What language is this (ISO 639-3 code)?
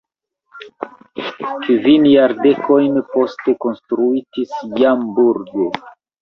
epo